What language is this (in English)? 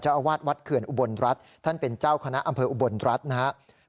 Thai